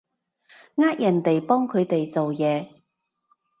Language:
Cantonese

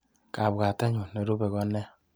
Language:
Kalenjin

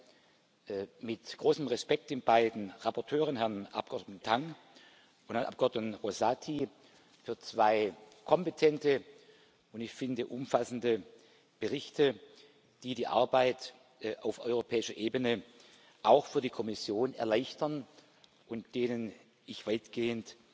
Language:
German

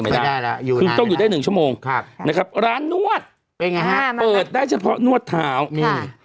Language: Thai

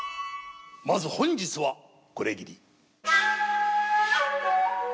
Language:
Japanese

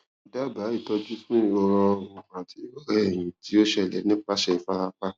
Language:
Yoruba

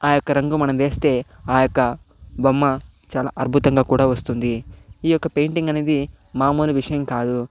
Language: Telugu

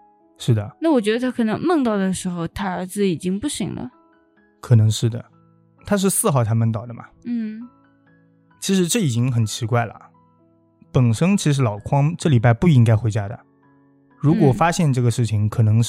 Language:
Chinese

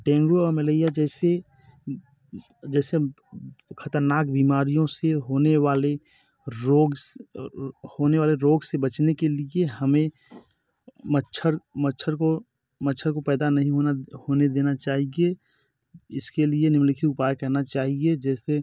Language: Hindi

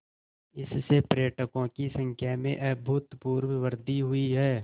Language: Hindi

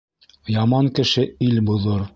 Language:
Bashkir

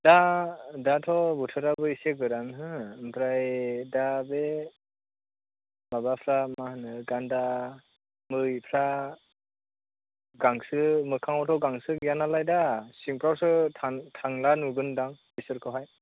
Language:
Bodo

